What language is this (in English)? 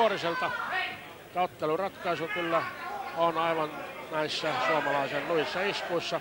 Finnish